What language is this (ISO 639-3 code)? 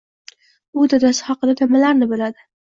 uzb